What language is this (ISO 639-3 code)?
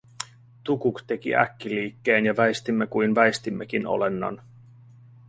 fin